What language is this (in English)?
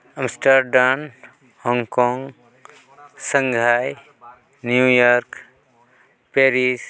Santali